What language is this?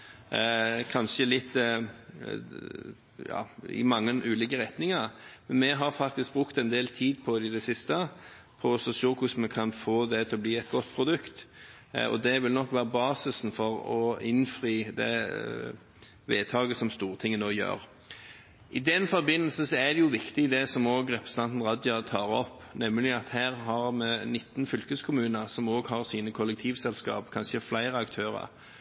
Norwegian Bokmål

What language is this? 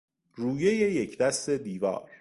Persian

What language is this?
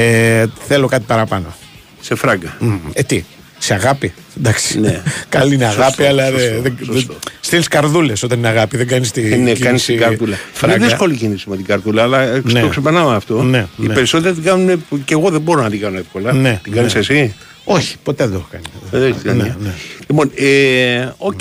Greek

